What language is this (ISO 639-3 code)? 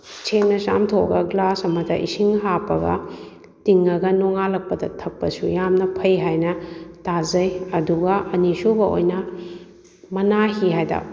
mni